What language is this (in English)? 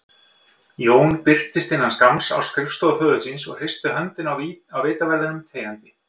Icelandic